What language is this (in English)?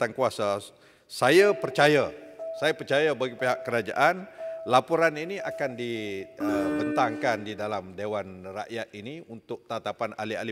Malay